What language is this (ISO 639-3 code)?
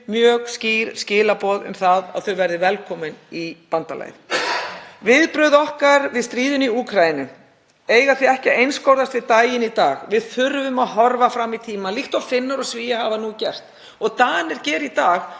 isl